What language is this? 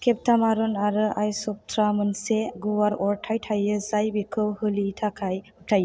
Bodo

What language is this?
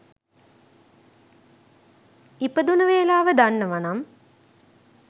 Sinhala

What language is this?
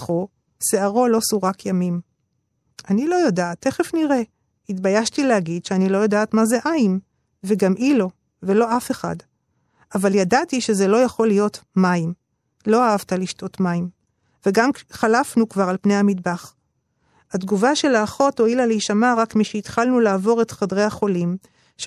Hebrew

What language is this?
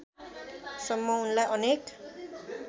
Nepali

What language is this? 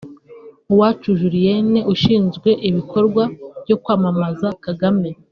Kinyarwanda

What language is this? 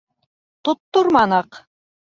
Bashkir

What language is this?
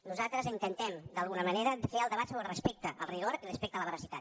Catalan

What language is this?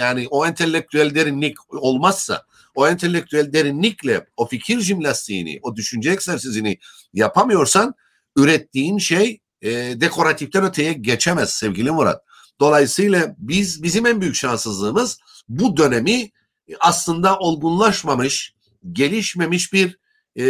Turkish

